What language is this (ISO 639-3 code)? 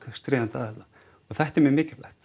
isl